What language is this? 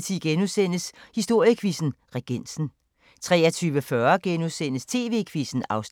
Danish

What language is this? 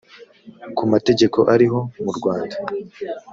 Kinyarwanda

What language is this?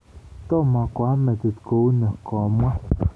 Kalenjin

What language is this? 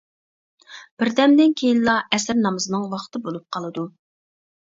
Uyghur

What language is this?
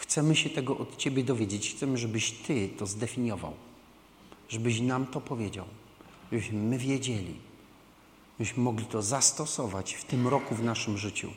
Polish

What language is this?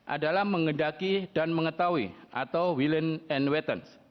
Indonesian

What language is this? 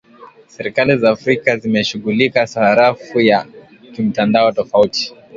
Swahili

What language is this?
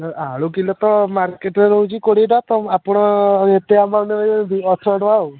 Odia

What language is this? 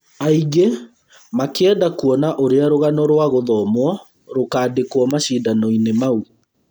Kikuyu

